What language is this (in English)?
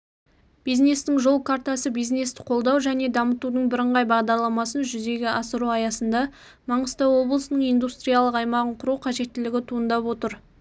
Kazakh